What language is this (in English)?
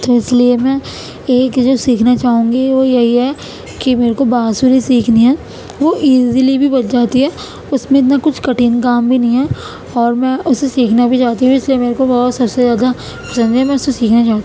Urdu